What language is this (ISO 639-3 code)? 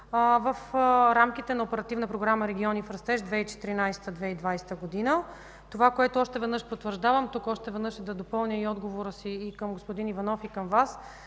bul